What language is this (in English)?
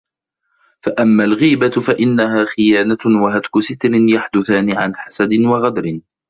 Arabic